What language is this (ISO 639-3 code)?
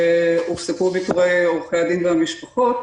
heb